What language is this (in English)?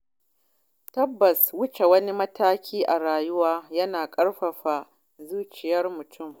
Hausa